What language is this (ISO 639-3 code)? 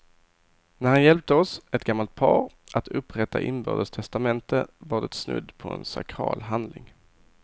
swe